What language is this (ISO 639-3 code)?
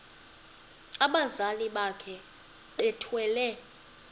xho